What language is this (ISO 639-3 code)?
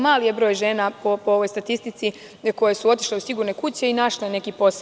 srp